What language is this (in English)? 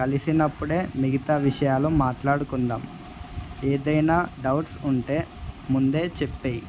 Telugu